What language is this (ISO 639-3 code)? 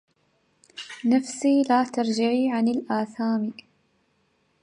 ara